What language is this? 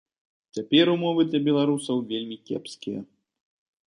Belarusian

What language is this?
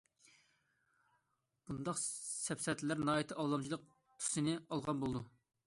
Uyghur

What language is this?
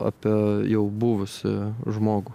Lithuanian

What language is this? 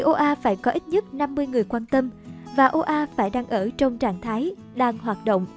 Vietnamese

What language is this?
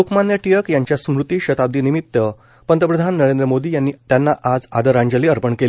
Marathi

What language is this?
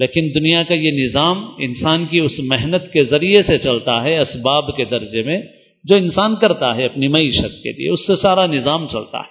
Urdu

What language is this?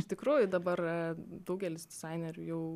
Lithuanian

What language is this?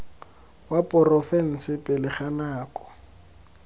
Tswana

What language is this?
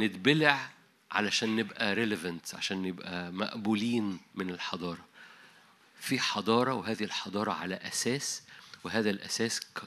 Arabic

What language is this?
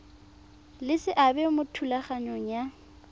Tswana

